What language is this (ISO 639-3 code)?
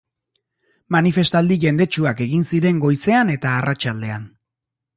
eus